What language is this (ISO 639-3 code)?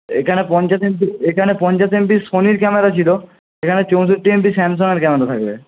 ben